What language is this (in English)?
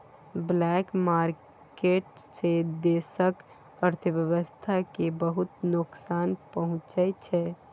Maithili